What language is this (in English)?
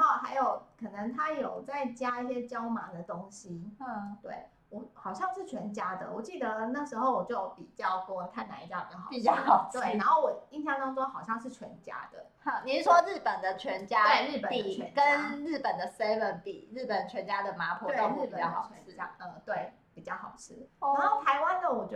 Chinese